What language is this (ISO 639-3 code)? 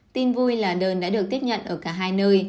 vie